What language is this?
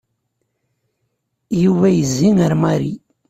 Kabyle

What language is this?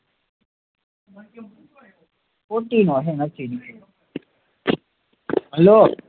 Gujarati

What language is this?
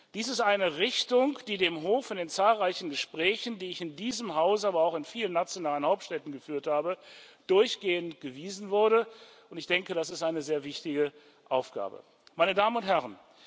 German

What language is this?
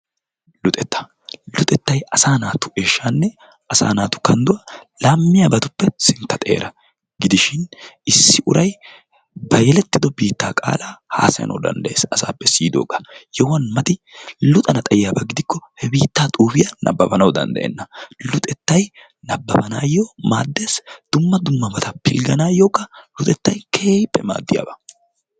Wolaytta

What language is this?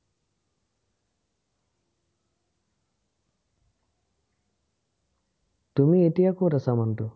Assamese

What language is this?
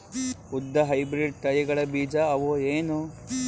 Kannada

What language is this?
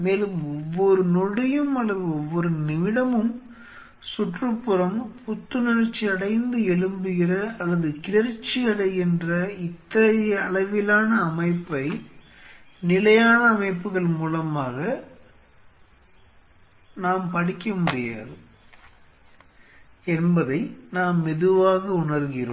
Tamil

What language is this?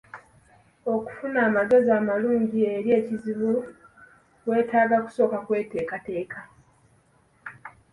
Ganda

